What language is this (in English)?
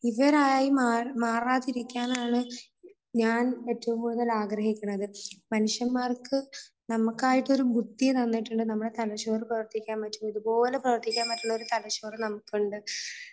Malayalam